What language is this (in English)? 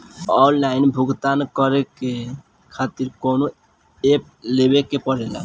Bhojpuri